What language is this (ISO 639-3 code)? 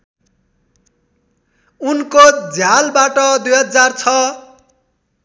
nep